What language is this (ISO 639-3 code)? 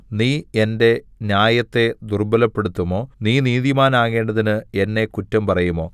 mal